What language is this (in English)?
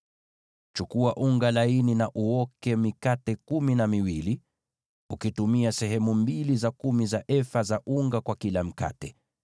Swahili